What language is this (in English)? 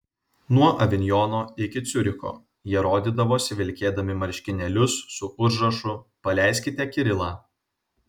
Lithuanian